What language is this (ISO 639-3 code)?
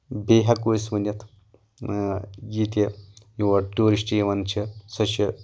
kas